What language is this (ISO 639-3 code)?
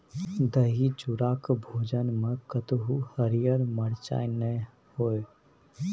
mai